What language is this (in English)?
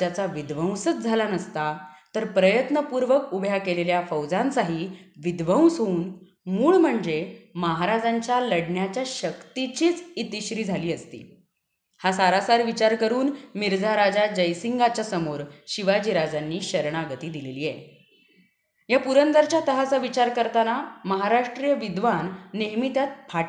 Marathi